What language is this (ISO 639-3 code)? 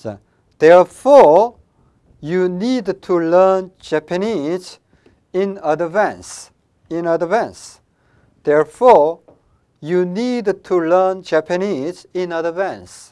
kor